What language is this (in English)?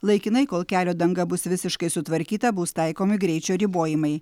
Lithuanian